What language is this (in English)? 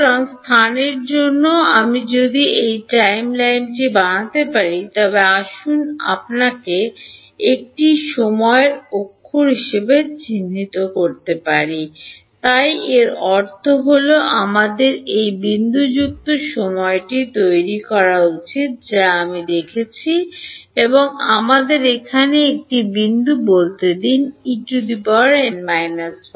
Bangla